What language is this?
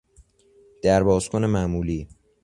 Persian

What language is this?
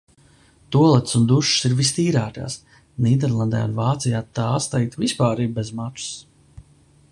Latvian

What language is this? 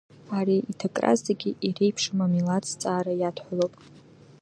Abkhazian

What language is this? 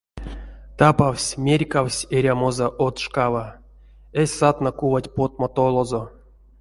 Erzya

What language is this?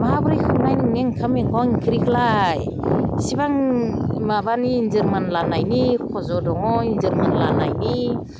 Bodo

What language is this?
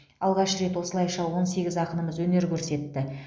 Kazakh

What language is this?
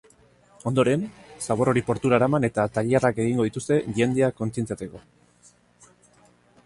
Basque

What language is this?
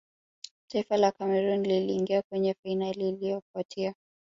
Swahili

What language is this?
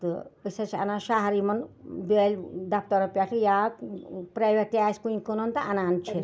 Kashmiri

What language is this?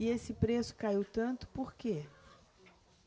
Portuguese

